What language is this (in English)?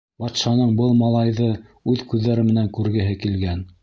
Bashkir